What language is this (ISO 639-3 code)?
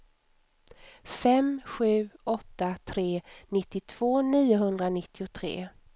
swe